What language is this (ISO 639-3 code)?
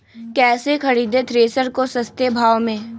mag